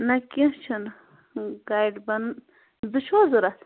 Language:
Kashmiri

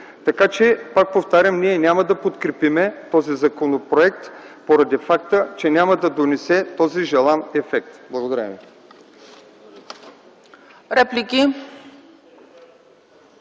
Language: Bulgarian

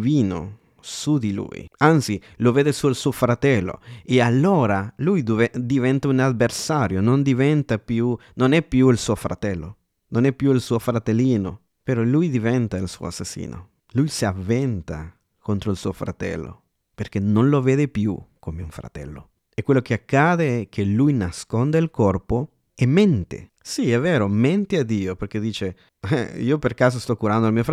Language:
Italian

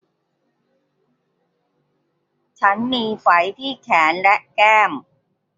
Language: Thai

